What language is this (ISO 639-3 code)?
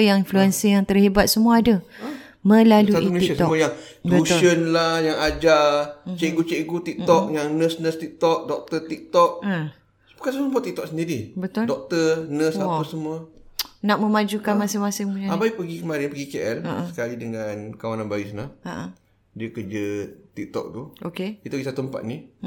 msa